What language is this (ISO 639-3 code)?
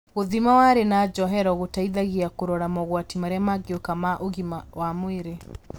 kik